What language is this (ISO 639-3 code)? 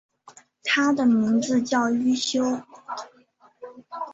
zho